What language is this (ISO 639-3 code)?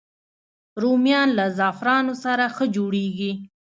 pus